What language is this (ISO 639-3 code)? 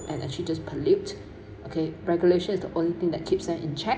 eng